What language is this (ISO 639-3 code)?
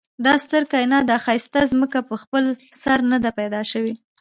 pus